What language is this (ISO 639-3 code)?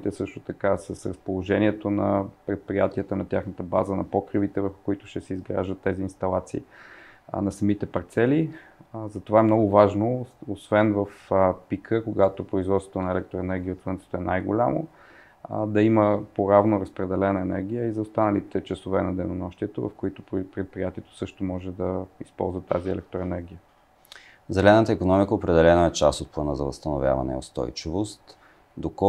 bul